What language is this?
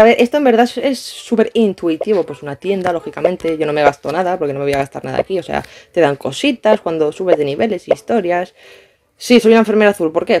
Spanish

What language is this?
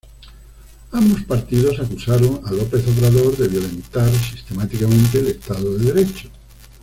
Spanish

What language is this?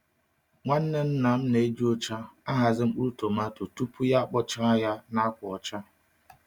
Igbo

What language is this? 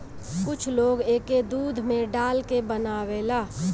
Bhojpuri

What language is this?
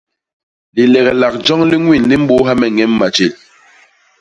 Basaa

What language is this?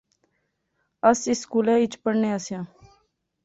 Pahari-Potwari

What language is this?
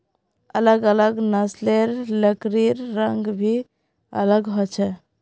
Magahi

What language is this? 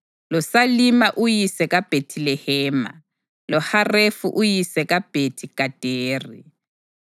North Ndebele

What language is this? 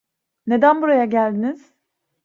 Turkish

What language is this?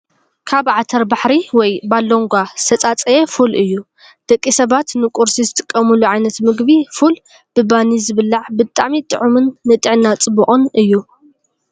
Tigrinya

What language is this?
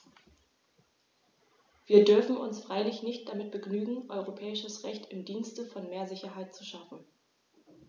German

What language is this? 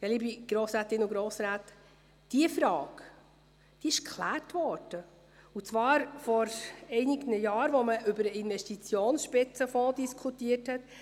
Swiss German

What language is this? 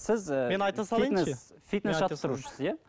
Kazakh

